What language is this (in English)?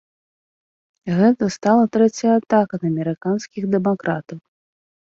Belarusian